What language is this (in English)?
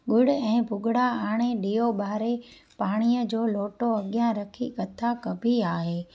Sindhi